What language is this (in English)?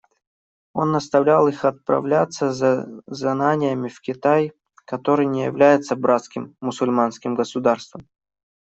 Russian